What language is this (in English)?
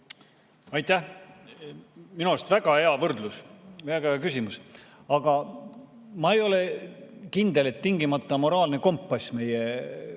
Estonian